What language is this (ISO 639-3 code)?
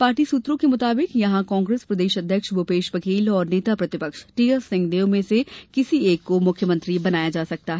hin